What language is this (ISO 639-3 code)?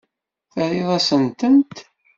kab